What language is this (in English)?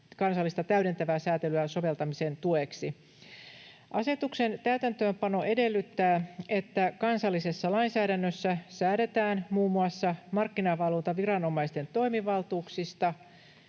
Finnish